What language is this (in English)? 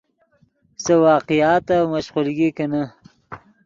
Yidgha